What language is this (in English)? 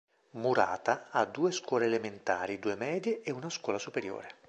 Italian